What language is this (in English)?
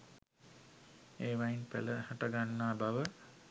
Sinhala